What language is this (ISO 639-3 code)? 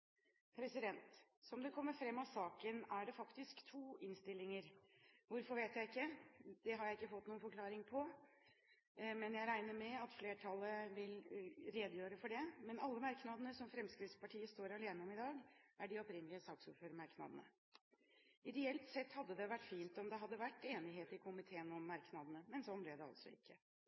nob